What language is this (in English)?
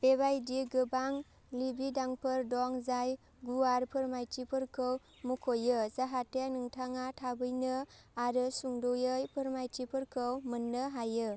Bodo